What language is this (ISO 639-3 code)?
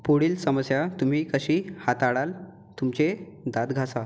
mar